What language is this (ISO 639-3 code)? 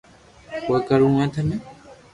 lrk